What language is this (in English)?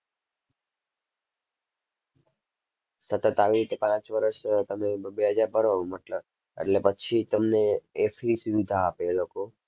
Gujarati